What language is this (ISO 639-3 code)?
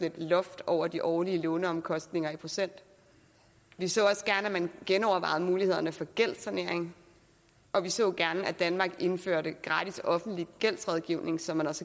dan